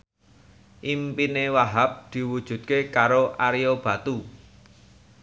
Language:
Javanese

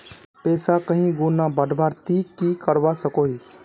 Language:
Magahi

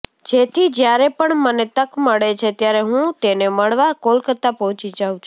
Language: Gujarati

